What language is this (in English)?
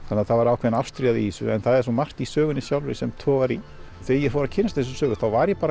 Icelandic